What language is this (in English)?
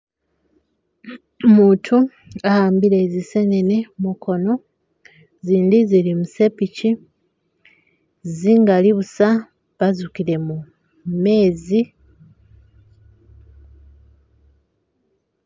Masaaba